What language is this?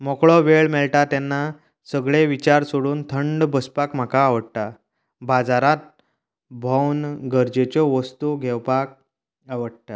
Konkani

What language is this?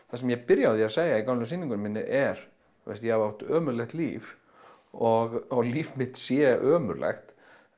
Icelandic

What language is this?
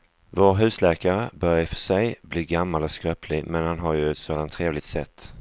Swedish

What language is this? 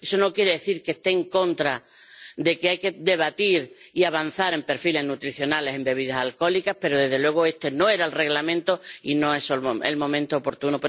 Spanish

